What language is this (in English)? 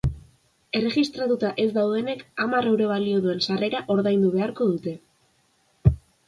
Basque